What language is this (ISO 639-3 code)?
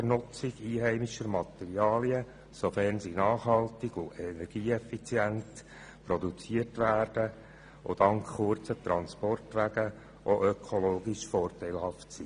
gsw